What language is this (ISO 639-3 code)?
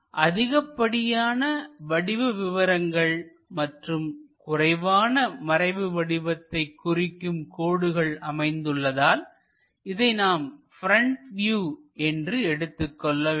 tam